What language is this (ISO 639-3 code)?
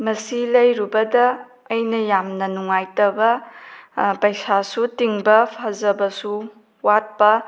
mni